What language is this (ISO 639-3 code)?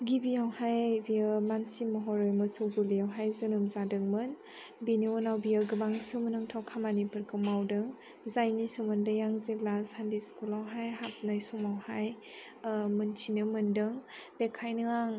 brx